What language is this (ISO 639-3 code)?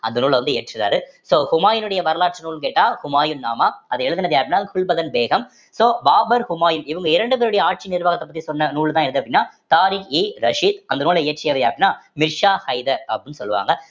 tam